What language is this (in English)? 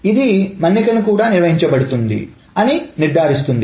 Telugu